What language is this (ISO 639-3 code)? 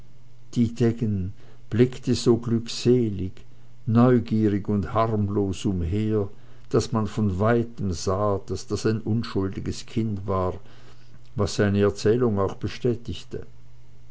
deu